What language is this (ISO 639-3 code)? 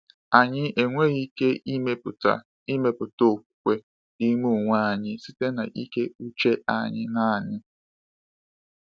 ibo